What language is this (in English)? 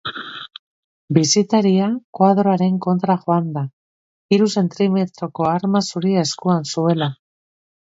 Basque